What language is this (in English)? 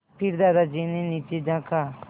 Hindi